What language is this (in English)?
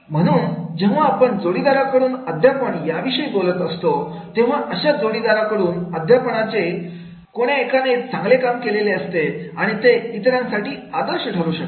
Marathi